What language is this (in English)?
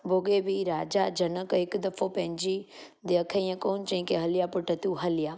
Sindhi